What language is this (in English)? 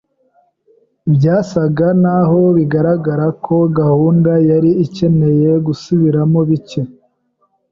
Kinyarwanda